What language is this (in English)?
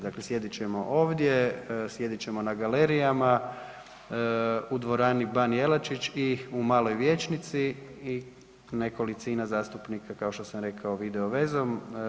Croatian